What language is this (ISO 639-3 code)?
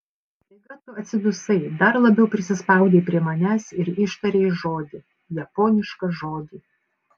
lit